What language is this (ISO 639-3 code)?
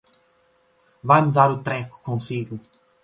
por